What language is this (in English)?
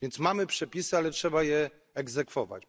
Polish